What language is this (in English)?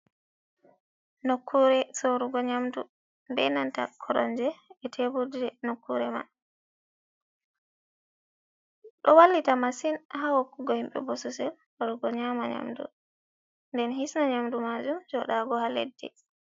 Fula